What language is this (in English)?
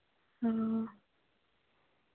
Dogri